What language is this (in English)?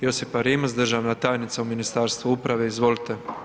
Croatian